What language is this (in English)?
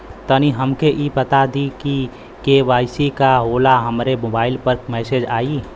Bhojpuri